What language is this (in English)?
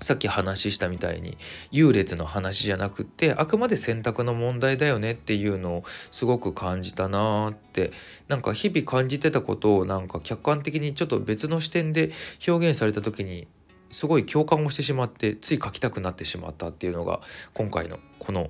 Japanese